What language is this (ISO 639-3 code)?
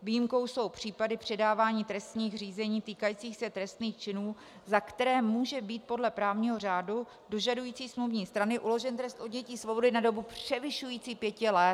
ces